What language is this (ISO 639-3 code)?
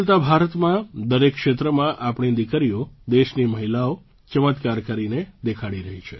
guj